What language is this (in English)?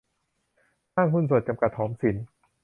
Thai